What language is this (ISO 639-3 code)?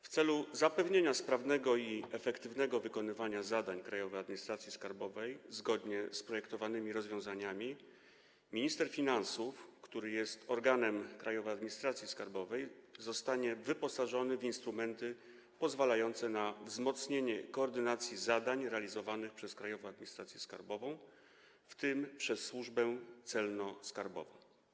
pol